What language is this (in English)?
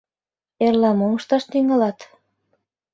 Mari